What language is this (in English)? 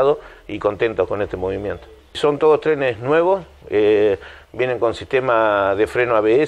Spanish